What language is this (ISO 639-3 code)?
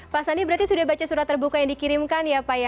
ind